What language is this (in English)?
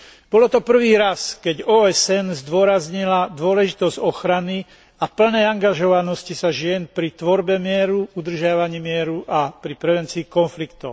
Slovak